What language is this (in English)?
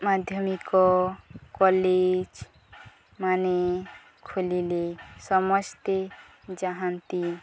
Odia